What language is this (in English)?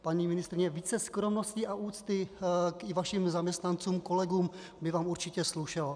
Czech